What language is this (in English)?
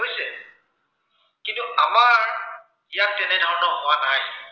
Assamese